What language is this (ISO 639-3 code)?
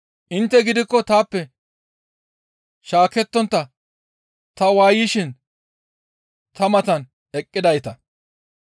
gmv